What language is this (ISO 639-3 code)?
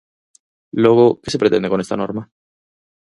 glg